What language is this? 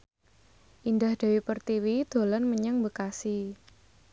Javanese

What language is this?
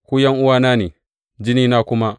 Hausa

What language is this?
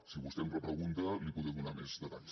Catalan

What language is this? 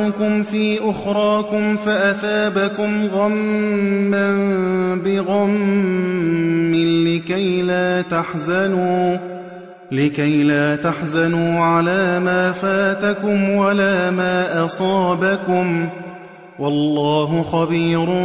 Arabic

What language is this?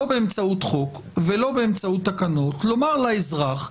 Hebrew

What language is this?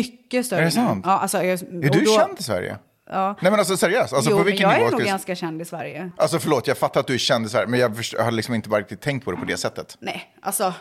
Swedish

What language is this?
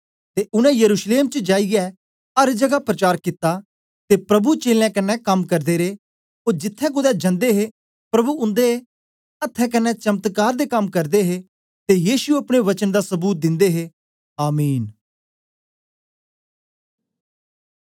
Dogri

